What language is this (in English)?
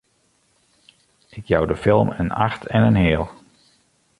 Western Frisian